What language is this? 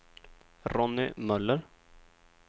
Swedish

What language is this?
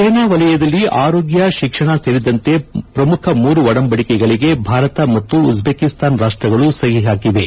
Kannada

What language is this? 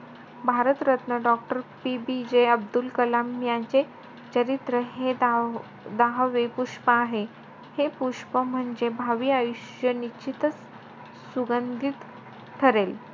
Marathi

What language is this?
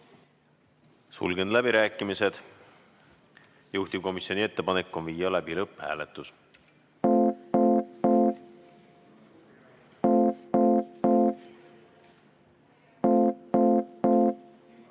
Estonian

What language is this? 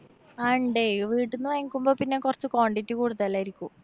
Malayalam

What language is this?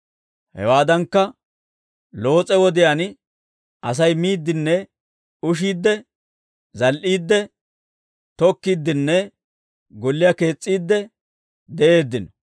Dawro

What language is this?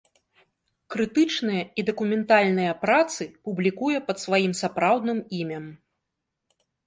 Belarusian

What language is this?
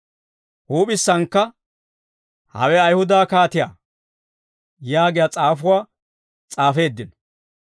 Dawro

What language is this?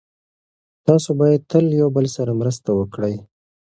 Pashto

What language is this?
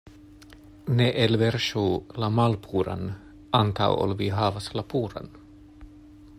Esperanto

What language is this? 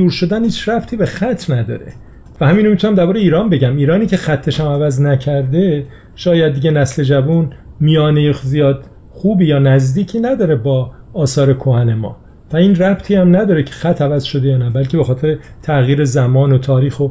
Persian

